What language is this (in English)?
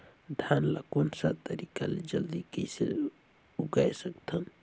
Chhattisgarhi